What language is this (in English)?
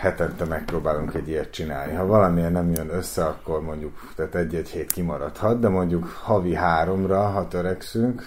Hungarian